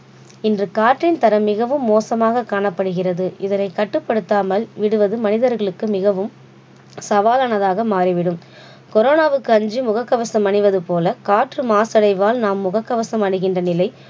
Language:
Tamil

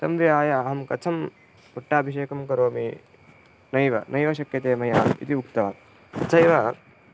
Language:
Sanskrit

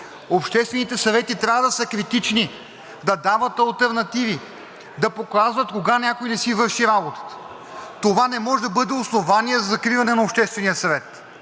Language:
Bulgarian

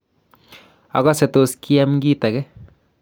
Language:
Kalenjin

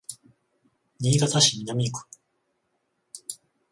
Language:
Japanese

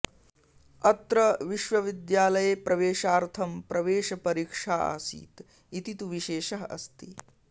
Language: Sanskrit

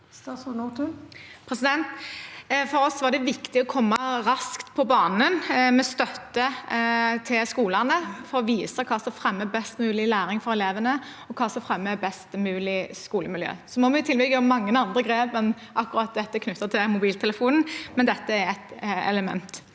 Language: Norwegian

